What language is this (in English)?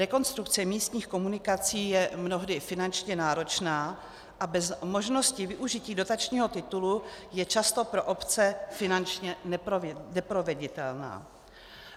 Czech